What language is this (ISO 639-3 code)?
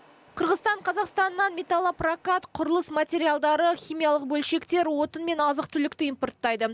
kaz